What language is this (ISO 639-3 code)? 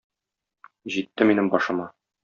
tat